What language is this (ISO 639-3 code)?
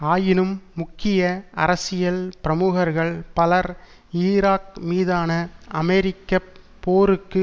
tam